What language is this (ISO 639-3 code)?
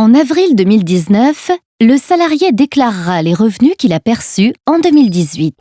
fra